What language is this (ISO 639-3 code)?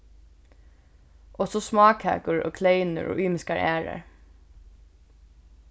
fao